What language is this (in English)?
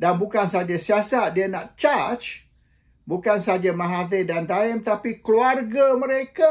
Malay